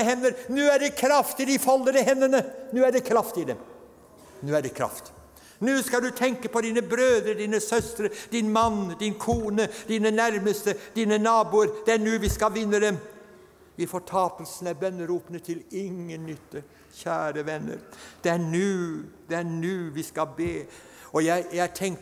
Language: Norwegian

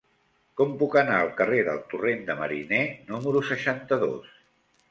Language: Catalan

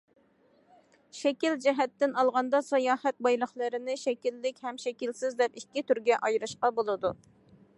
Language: Uyghur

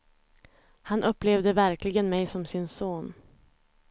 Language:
Swedish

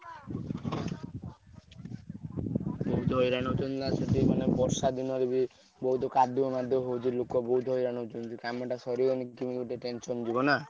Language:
Odia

